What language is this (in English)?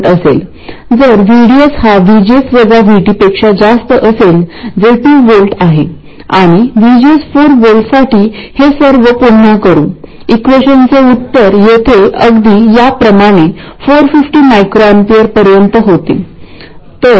Marathi